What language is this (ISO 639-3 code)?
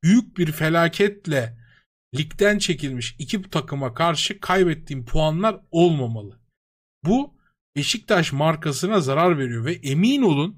tur